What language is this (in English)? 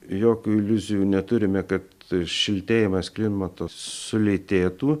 Lithuanian